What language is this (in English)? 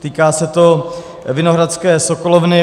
Czech